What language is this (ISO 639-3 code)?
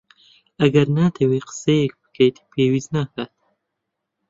ckb